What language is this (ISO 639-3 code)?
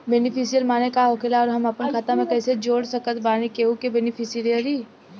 bho